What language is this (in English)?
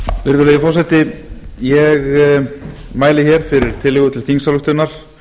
Icelandic